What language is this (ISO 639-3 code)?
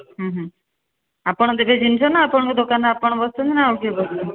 ori